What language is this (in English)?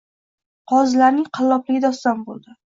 Uzbek